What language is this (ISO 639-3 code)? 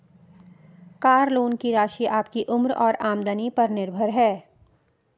hin